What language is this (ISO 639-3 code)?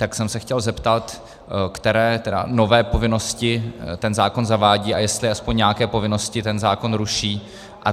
ces